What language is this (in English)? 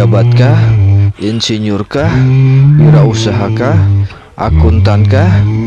Indonesian